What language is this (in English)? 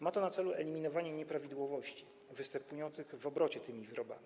Polish